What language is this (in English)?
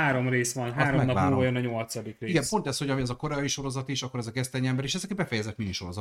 Hungarian